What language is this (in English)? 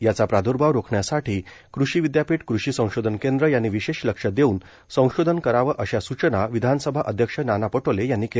Marathi